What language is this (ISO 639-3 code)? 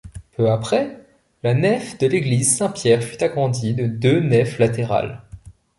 fra